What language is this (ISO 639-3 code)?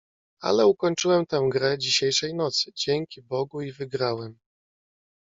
pol